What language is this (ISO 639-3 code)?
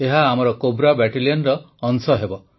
ori